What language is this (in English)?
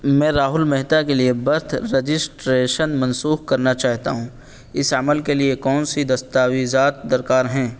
Urdu